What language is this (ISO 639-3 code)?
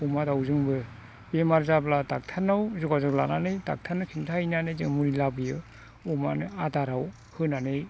brx